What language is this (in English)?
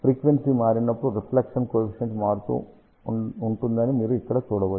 Telugu